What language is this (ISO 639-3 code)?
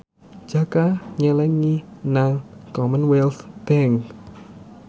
jav